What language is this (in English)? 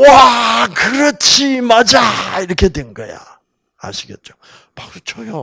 Korean